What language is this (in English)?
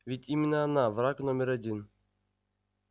Russian